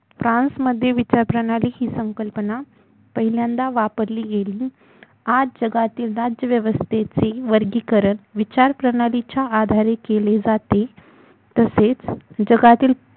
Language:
Marathi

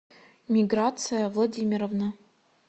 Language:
Russian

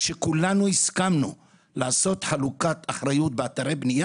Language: Hebrew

